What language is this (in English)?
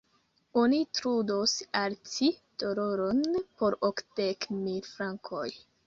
Esperanto